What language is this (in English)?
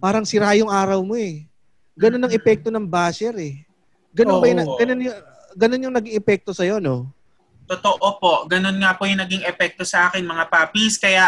Filipino